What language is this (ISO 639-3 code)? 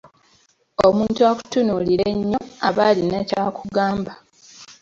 lug